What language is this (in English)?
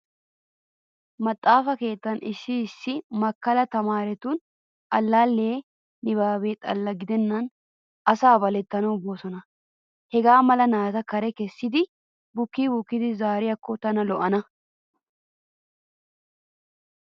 Wolaytta